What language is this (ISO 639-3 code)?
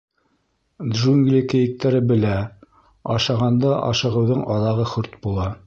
bak